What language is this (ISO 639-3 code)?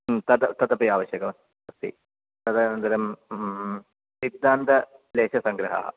san